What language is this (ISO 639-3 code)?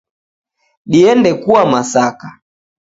dav